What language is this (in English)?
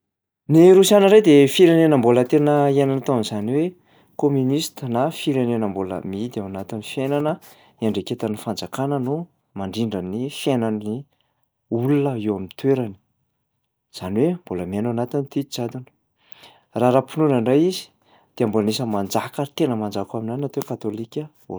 Malagasy